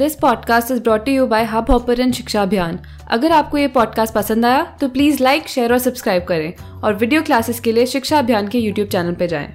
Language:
Hindi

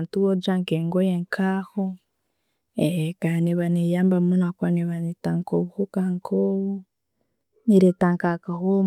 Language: Tooro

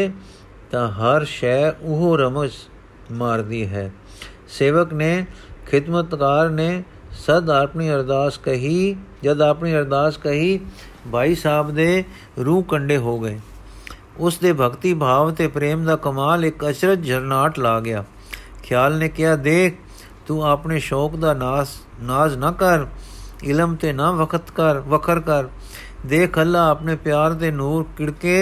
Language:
Punjabi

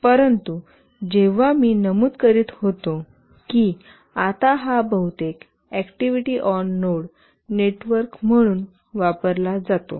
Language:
Marathi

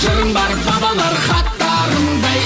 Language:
Kazakh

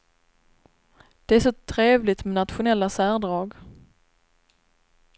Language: Swedish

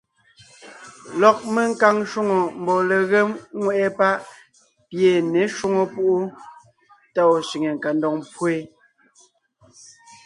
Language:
Ngiemboon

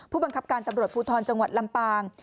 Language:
Thai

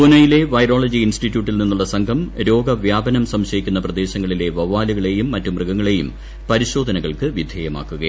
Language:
Malayalam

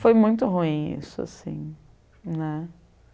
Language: Portuguese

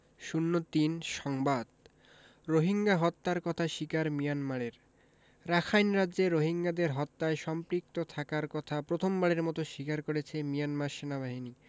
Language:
Bangla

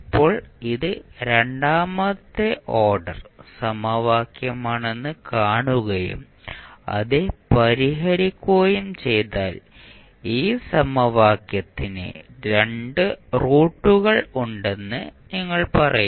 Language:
Malayalam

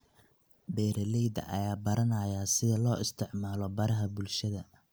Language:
Somali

